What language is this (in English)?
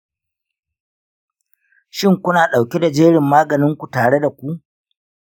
Hausa